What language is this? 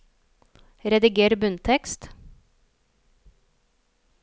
Norwegian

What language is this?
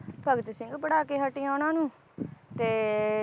Punjabi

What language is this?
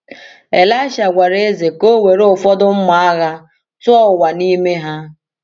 Igbo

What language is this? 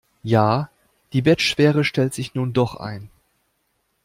German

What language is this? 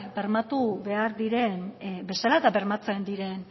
Basque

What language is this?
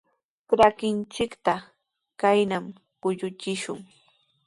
Sihuas Ancash Quechua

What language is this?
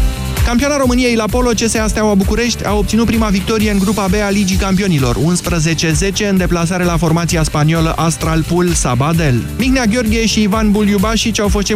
Romanian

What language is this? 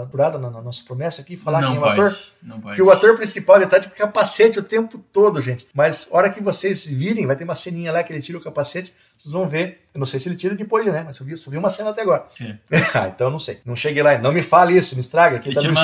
Portuguese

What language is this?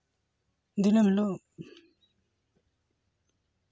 Santali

